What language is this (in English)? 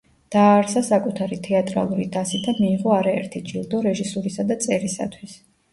Georgian